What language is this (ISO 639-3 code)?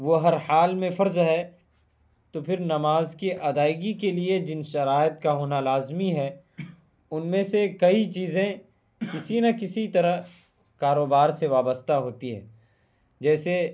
urd